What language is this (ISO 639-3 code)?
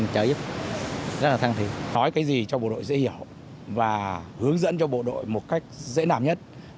vie